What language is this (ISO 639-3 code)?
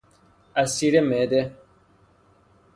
fas